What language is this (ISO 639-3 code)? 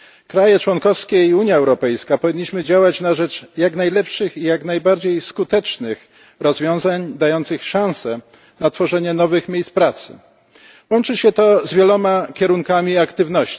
pol